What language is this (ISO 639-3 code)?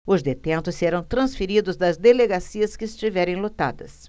por